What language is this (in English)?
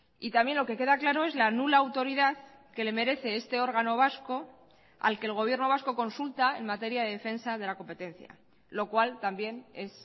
Spanish